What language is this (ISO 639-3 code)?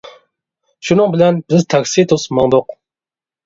uig